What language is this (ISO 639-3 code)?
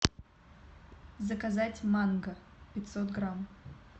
rus